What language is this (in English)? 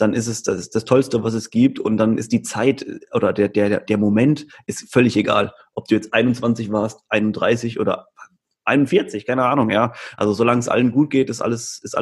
German